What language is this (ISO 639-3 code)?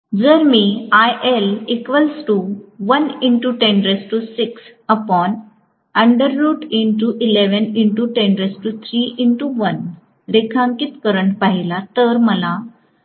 mar